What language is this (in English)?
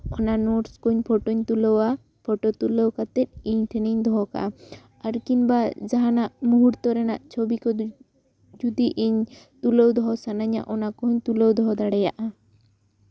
Santali